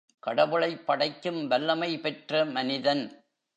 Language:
Tamil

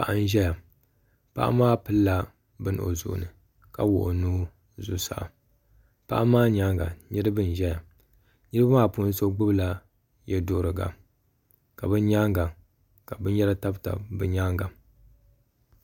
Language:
Dagbani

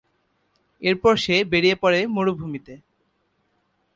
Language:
Bangla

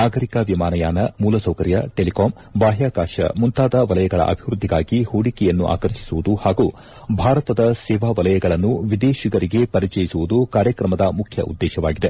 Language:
Kannada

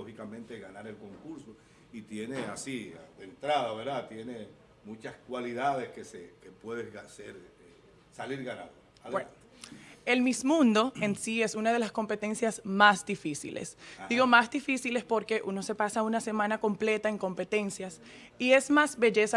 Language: Spanish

